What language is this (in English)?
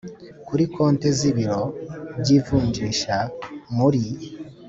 Kinyarwanda